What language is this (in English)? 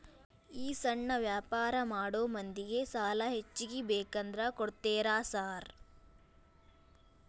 Kannada